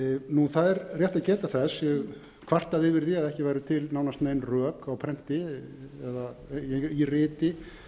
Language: Icelandic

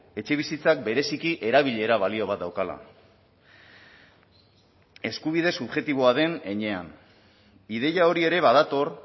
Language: Basque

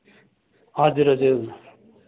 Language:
Nepali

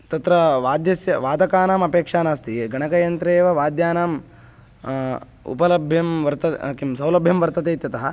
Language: Sanskrit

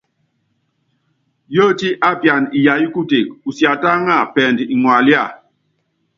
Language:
Yangben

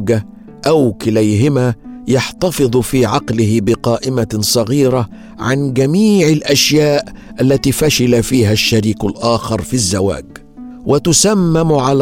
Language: Arabic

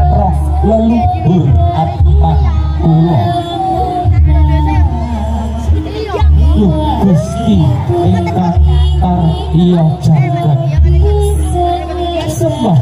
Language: Indonesian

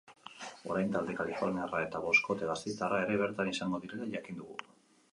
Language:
Basque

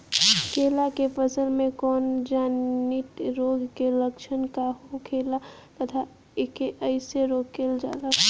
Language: Bhojpuri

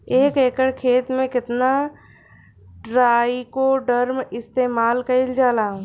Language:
Bhojpuri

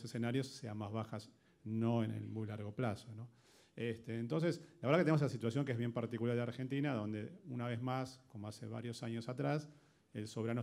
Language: Spanish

